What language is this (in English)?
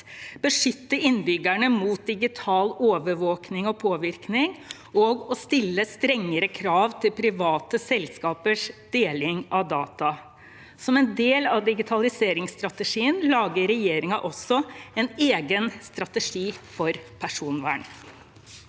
Norwegian